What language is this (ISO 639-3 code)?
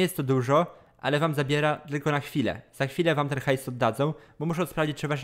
pol